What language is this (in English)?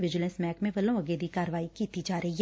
Punjabi